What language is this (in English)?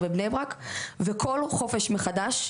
Hebrew